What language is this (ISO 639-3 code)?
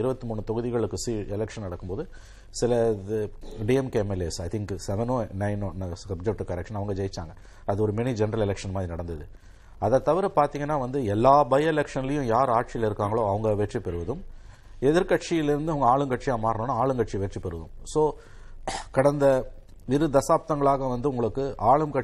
tam